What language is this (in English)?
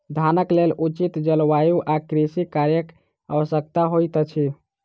Maithili